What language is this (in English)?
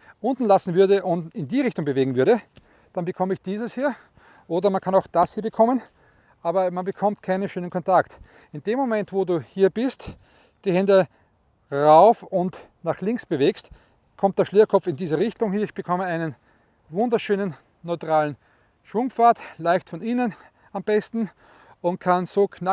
German